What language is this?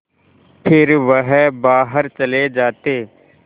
Hindi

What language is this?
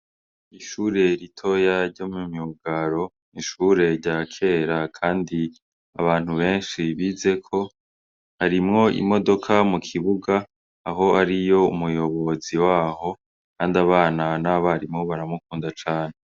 Rundi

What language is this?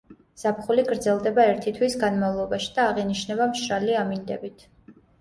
Georgian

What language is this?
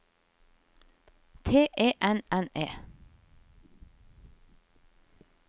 Norwegian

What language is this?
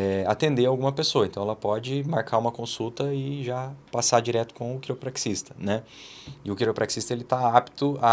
Portuguese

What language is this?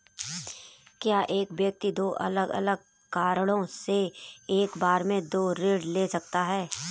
Hindi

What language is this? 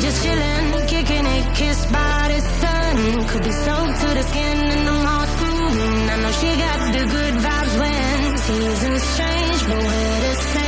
Turkish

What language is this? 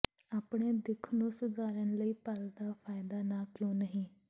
Punjabi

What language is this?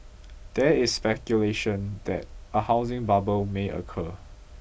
English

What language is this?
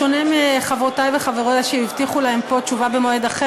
Hebrew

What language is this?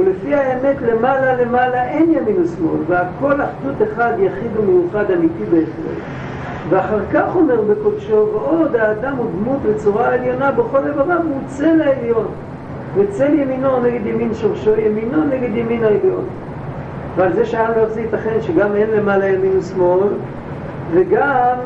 Hebrew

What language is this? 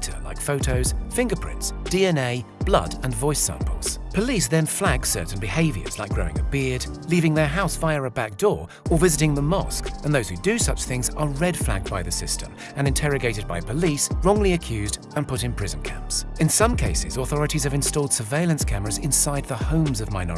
English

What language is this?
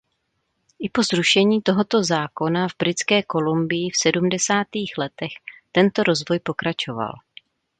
Czech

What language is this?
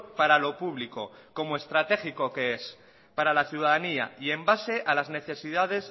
Spanish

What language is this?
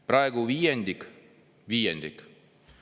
Estonian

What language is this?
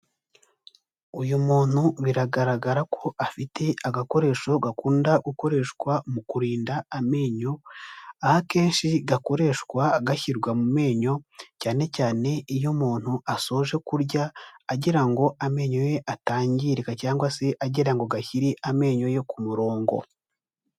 Kinyarwanda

